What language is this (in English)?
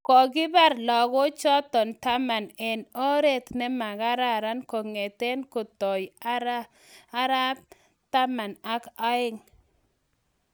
Kalenjin